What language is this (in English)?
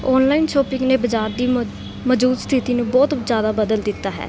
Punjabi